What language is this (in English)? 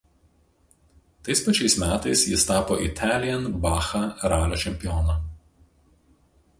Lithuanian